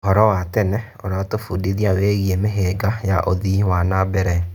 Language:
Kikuyu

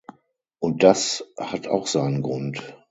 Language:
German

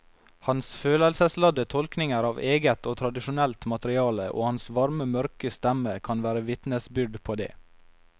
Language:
Norwegian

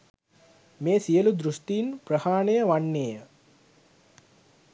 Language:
Sinhala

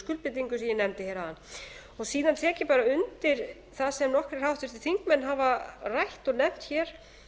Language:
Icelandic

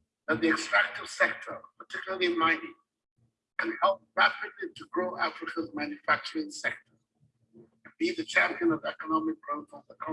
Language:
English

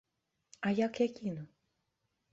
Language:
Belarusian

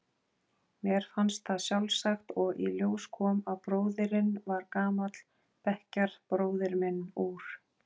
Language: Icelandic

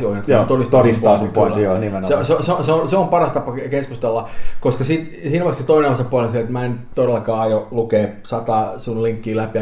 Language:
Finnish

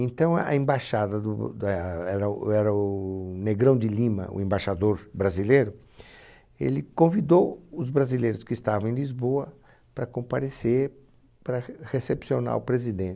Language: Portuguese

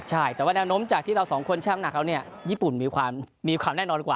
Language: Thai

